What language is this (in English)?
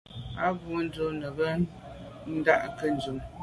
Medumba